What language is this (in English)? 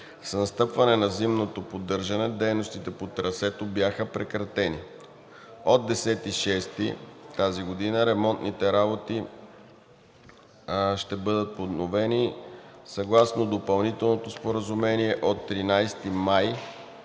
Bulgarian